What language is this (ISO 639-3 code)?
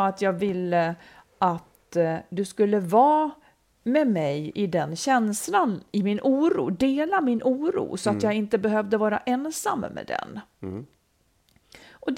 swe